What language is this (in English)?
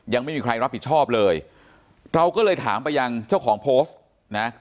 Thai